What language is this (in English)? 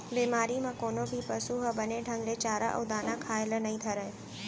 Chhattisgarhi